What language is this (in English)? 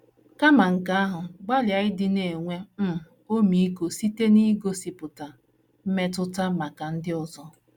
Igbo